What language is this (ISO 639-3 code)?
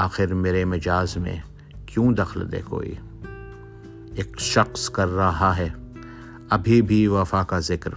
urd